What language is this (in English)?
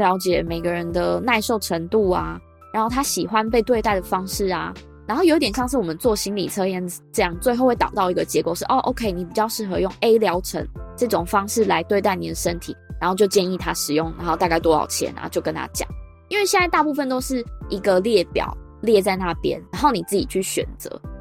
Chinese